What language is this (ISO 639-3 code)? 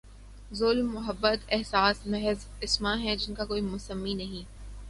urd